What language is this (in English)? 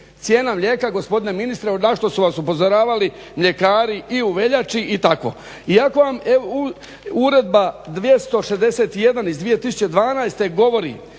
Croatian